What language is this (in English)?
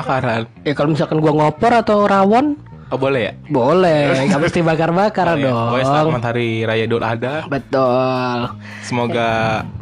Indonesian